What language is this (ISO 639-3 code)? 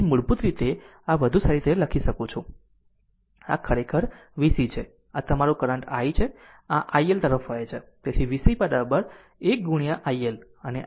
guj